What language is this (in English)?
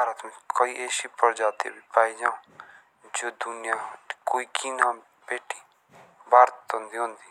Jaunsari